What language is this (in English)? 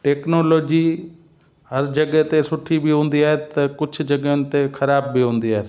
Sindhi